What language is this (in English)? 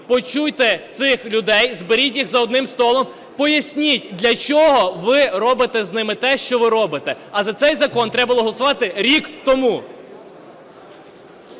Ukrainian